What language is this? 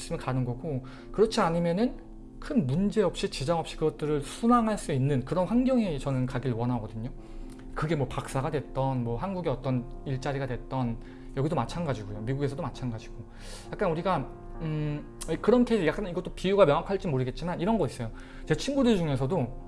Korean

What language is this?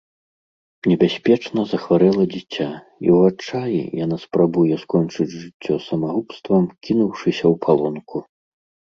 Belarusian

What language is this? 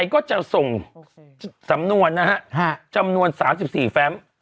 Thai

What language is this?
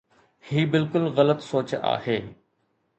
Sindhi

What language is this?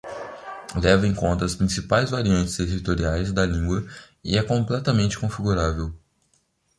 Portuguese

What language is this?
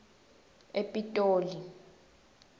Swati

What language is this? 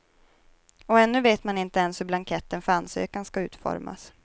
Swedish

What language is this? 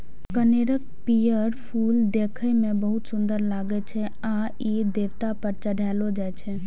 Maithili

